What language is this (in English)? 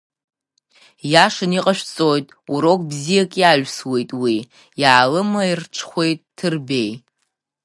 Abkhazian